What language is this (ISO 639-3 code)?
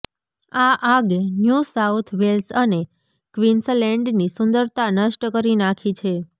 guj